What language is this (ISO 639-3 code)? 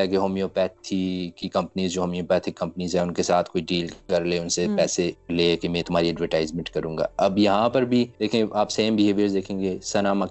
urd